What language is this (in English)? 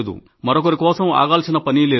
Telugu